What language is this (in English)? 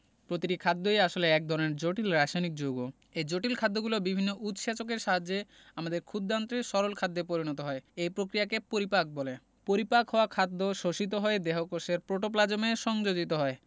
Bangla